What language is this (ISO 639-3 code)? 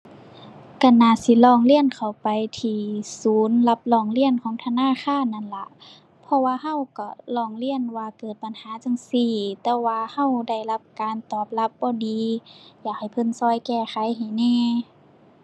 tha